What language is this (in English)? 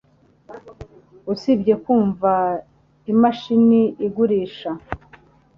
Kinyarwanda